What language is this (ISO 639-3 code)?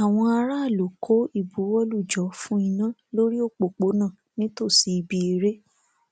yor